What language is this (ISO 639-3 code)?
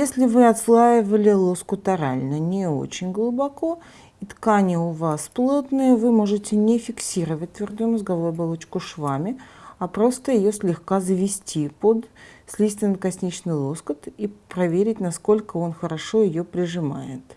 rus